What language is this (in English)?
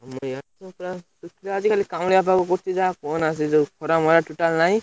Odia